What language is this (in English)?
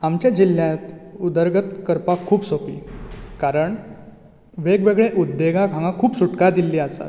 Konkani